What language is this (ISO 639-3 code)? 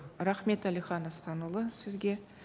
kaz